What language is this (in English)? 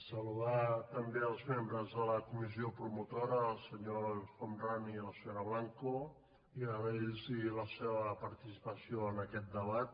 Catalan